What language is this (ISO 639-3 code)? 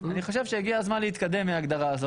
heb